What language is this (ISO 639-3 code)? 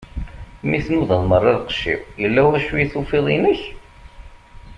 kab